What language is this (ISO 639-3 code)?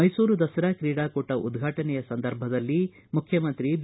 kan